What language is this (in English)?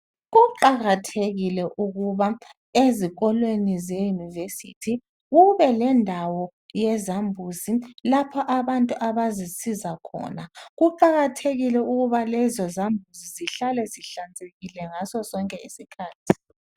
North Ndebele